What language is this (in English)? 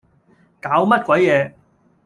Cantonese